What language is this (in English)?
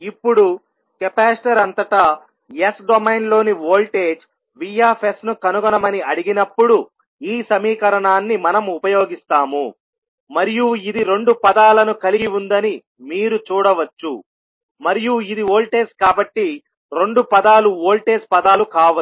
Telugu